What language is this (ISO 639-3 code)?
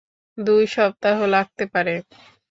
ben